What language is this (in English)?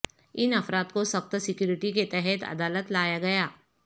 Urdu